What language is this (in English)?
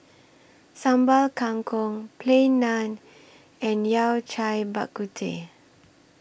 English